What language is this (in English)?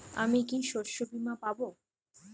Bangla